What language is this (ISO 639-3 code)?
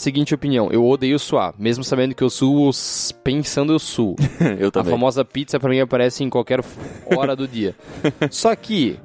por